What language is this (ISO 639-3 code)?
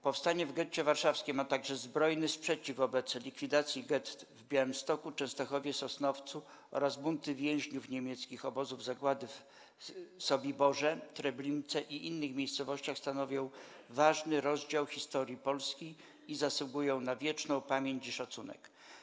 pol